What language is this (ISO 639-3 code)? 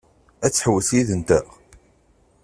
kab